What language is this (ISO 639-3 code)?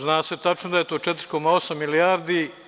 srp